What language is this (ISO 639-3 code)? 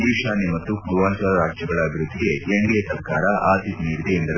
kan